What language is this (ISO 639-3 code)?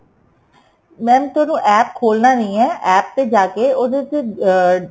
pan